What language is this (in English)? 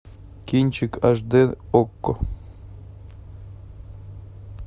Russian